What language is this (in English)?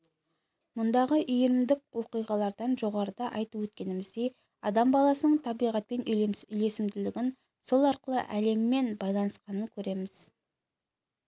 Kazakh